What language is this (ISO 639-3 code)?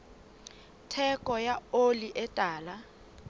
sot